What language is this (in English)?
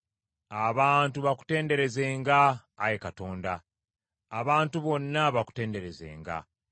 Ganda